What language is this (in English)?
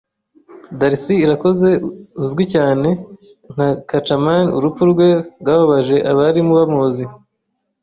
Kinyarwanda